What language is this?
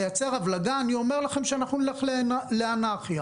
Hebrew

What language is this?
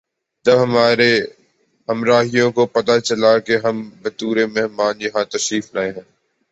Urdu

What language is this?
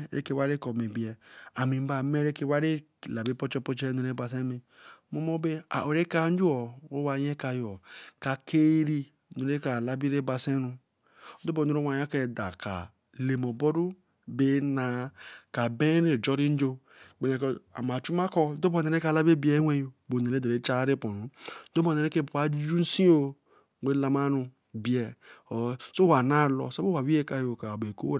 Eleme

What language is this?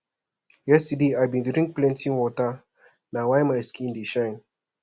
Nigerian Pidgin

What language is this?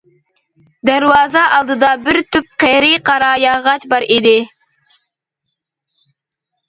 Uyghur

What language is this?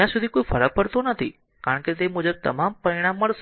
Gujarati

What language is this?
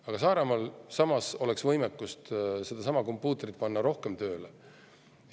Estonian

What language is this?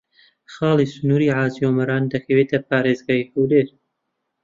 Central Kurdish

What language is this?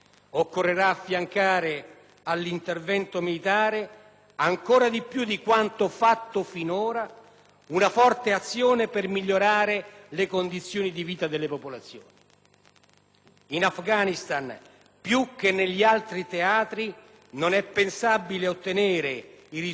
Italian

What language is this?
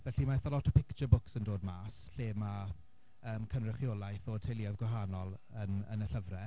Welsh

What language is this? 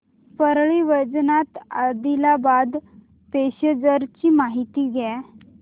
Marathi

